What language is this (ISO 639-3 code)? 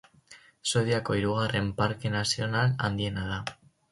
eus